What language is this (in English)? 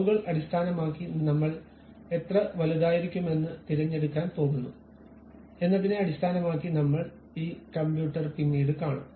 Malayalam